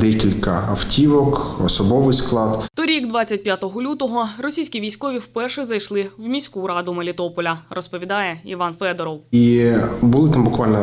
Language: Ukrainian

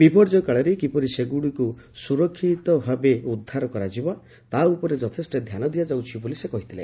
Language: Odia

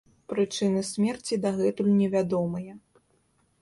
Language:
Belarusian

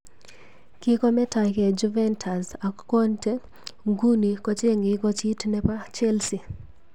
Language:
Kalenjin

